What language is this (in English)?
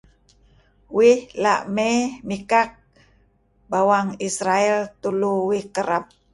Kelabit